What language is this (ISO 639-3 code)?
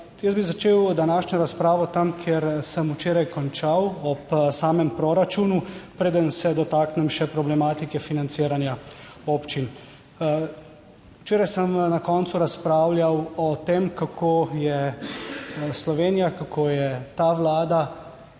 slv